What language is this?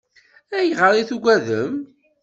Kabyle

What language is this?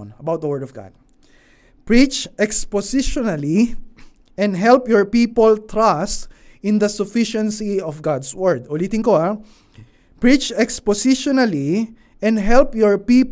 Filipino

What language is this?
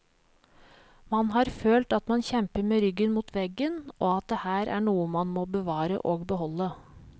Norwegian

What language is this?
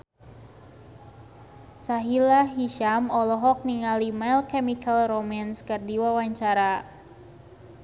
Sundanese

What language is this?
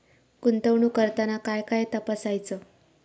Marathi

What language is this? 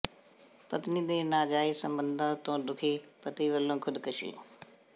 Punjabi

